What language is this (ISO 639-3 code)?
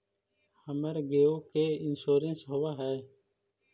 mag